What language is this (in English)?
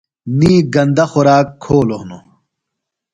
Phalura